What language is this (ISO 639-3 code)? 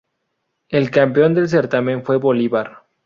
spa